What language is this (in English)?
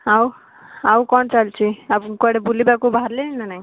Odia